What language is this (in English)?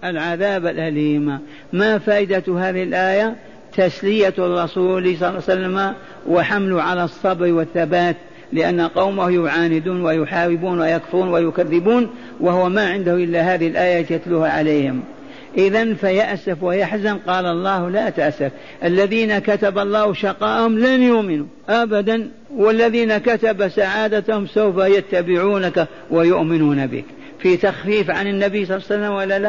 Arabic